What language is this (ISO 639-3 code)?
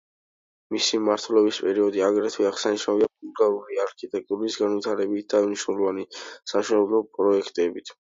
kat